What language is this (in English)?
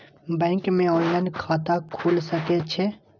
Maithili